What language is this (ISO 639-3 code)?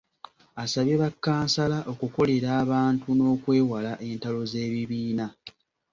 lug